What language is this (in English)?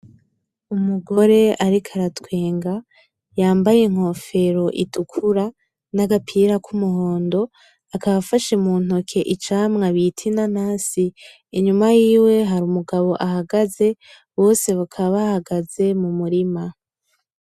Rundi